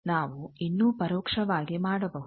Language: Kannada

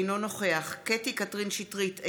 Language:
Hebrew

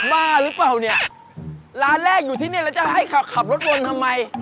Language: Thai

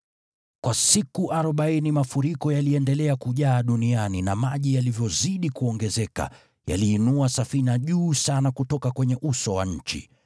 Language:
Swahili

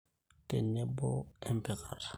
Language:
Masai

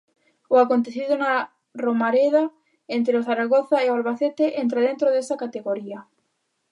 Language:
Galician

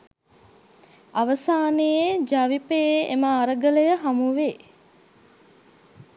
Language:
Sinhala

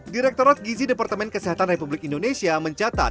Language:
Indonesian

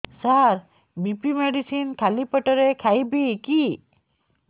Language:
Odia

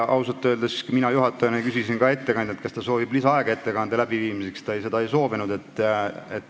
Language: Estonian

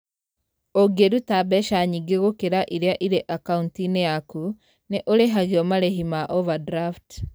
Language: Kikuyu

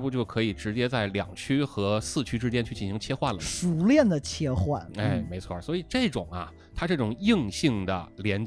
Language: Chinese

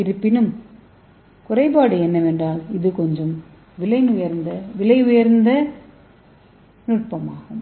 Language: Tamil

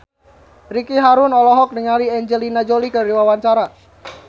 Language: Sundanese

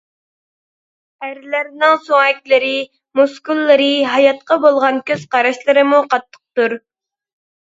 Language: Uyghur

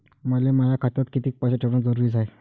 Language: Marathi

